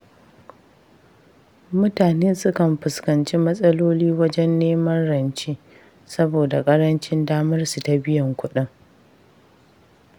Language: Hausa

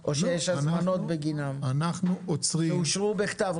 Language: Hebrew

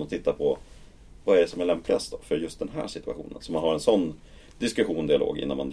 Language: Swedish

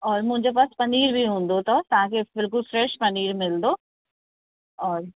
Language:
Sindhi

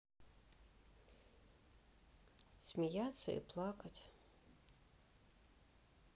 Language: Russian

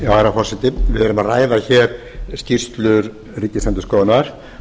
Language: Icelandic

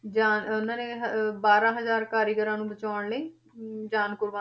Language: Punjabi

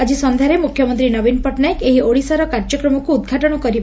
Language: Odia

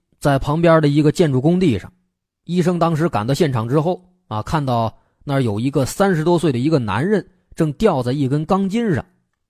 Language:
Chinese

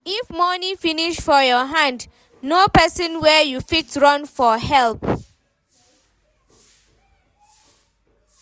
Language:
Nigerian Pidgin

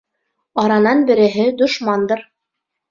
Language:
Bashkir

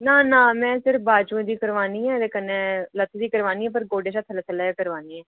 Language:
Dogri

